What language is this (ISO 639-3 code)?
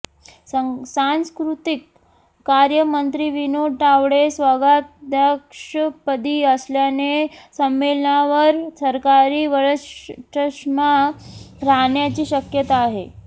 mar